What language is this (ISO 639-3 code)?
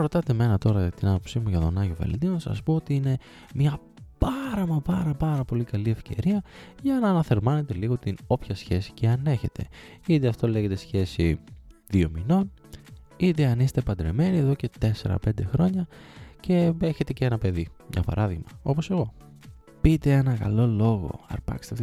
ell